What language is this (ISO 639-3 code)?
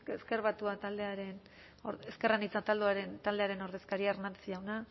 eus